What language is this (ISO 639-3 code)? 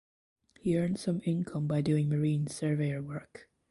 eng